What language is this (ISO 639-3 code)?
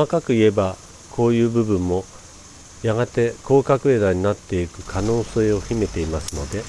jpn